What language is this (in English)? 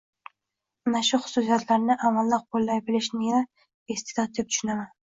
Uzbek